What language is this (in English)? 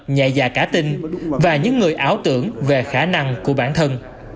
Vietnamese